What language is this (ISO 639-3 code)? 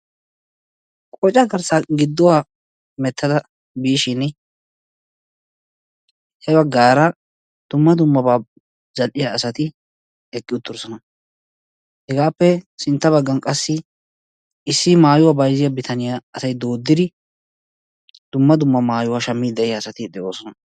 wal